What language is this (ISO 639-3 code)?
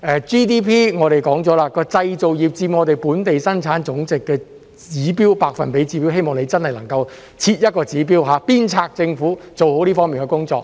yue